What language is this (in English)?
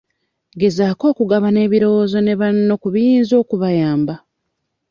Ganda